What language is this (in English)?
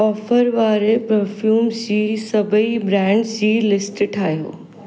Sindhi